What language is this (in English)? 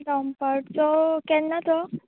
Konkani